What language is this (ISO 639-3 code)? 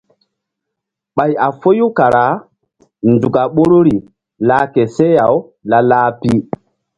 mdd